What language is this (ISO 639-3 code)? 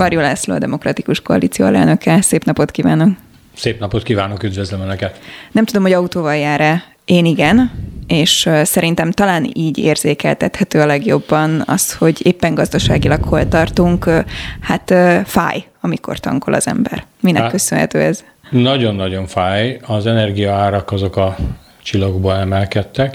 hun